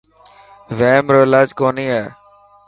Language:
Dhatki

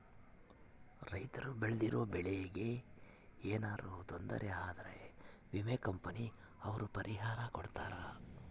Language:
Kannada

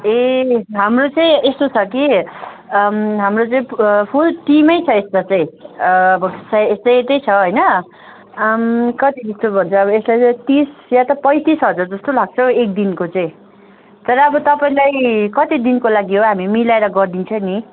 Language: Nepali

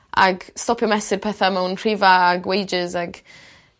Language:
Welsh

